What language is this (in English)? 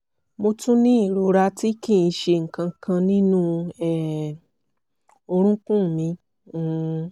Yoruba